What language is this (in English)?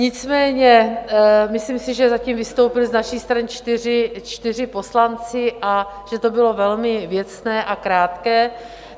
Czech